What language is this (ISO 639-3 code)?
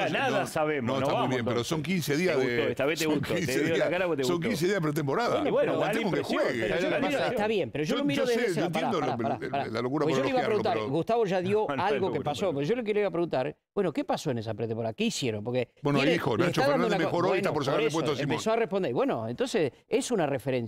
spa